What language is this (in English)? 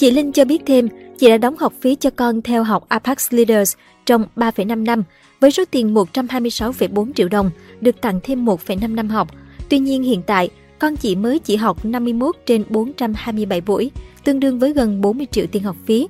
Vietnamese